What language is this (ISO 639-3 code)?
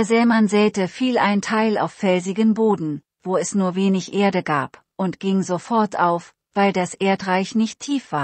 deu